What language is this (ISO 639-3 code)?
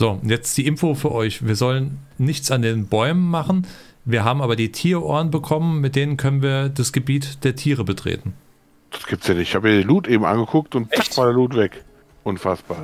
deu